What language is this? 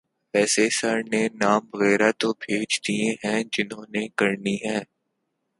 Urdu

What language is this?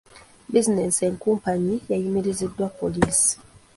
Ganda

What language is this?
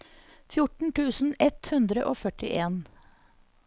Norwegian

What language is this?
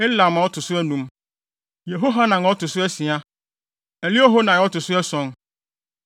Akan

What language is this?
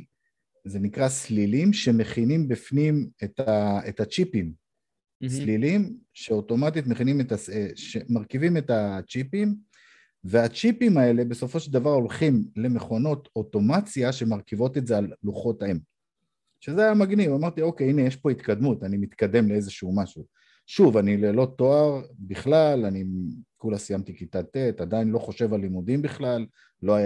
Hebrew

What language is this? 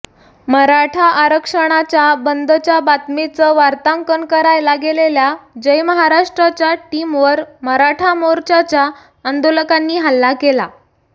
Marathi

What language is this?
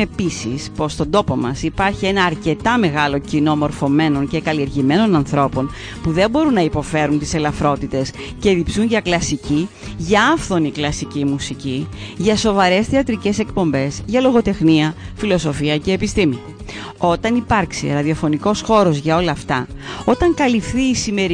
Greek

